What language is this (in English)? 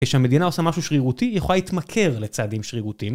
Hebrew